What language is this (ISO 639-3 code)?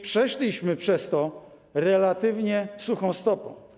pol